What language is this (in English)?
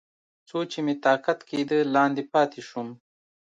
Pashto